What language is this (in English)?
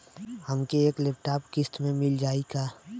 Bhojpuri